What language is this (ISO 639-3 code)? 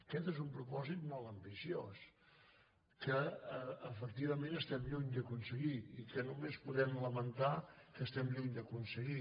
cat